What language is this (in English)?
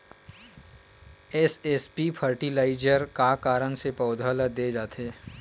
Chhattisgarhi